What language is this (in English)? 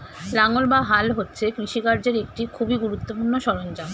Bangla